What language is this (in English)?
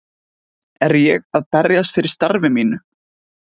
Icelandic